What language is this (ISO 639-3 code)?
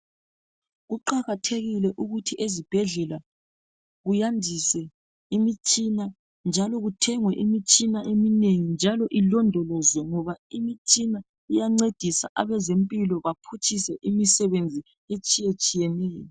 nde